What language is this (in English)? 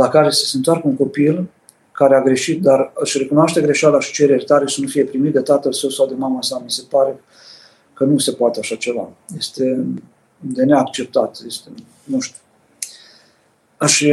Romanian